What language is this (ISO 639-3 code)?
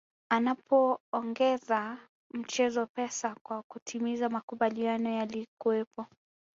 swa